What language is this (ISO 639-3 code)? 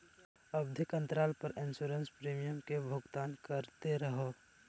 mag